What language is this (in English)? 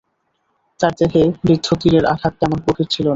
Bangla